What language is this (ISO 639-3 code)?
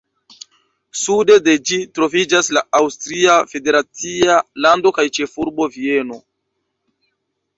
epo